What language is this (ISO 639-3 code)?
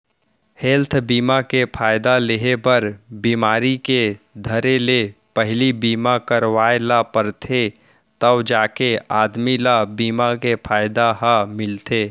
hne